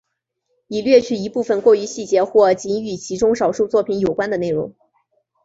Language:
Chinese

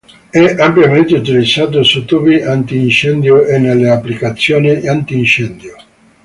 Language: Italian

